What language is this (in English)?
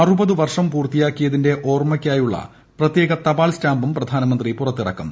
Malayalam